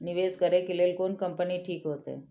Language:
Maithili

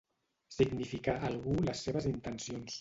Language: Catalan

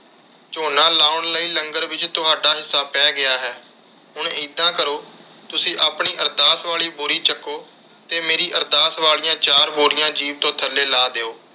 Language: Punjabi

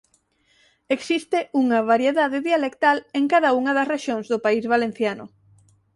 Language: Galician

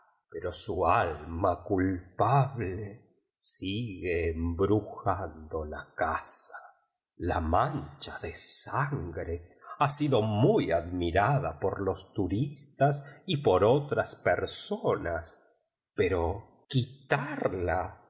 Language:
Spanish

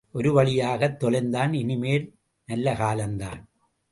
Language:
Tamil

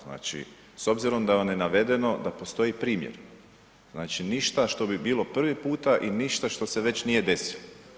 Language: Croatian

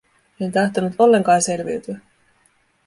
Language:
Finnish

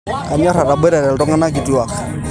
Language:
Masai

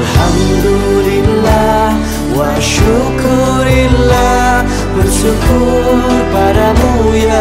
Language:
Indonesian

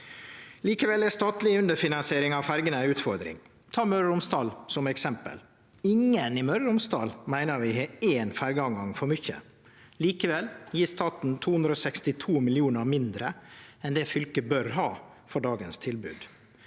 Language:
Norwegian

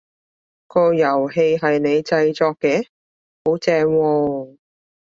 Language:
Cantonese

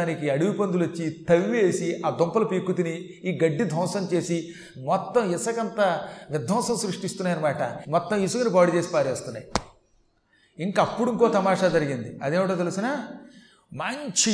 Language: Telugu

